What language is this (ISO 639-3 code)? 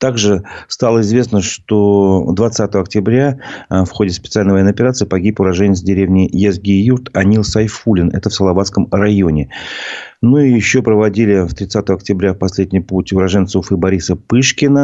rus